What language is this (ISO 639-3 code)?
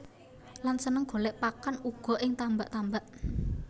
jav